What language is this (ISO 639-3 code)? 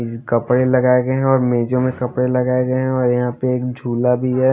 hin